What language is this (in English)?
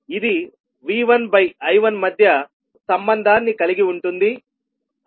Telugu